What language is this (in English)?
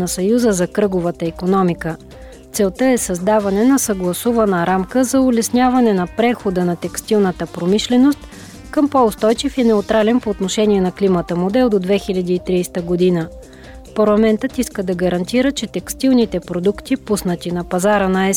Bulgarian